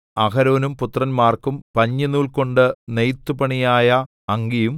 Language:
Malayalam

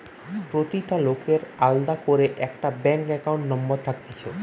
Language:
Bangla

